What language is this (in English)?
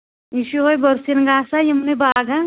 Kashmiri